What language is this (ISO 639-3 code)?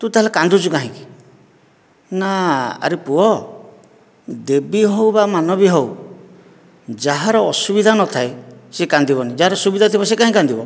ori